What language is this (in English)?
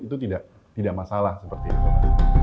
Indonesian